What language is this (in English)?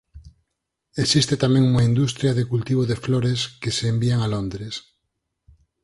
Galician